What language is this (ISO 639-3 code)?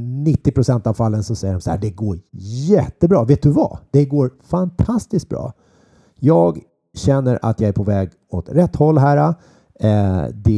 swe